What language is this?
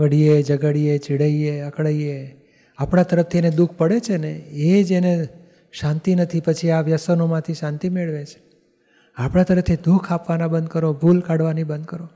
Gujarati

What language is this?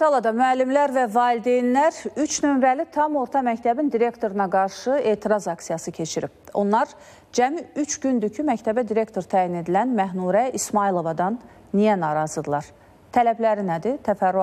Turkish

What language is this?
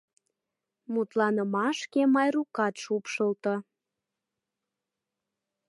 Mari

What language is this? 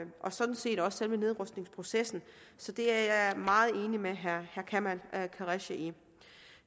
Danish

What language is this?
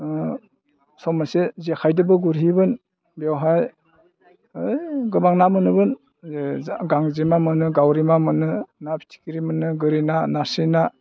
Bodo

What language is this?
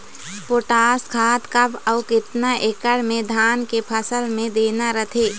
Chhattisgarhi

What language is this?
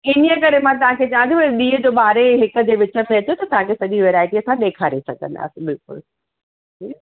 Sindhi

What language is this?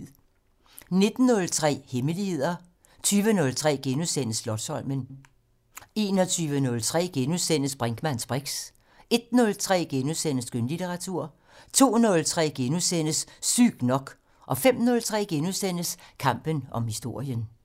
Danish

